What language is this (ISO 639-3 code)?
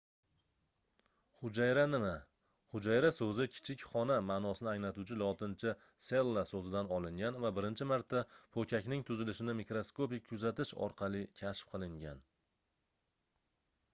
uzb